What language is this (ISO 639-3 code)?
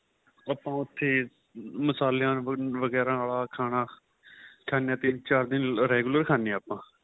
pan